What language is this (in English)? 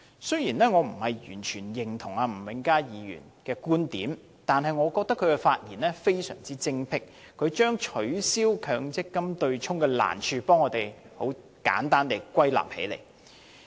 Cantonese